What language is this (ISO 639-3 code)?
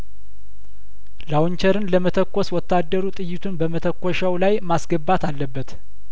amh